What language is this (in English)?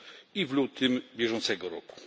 Polish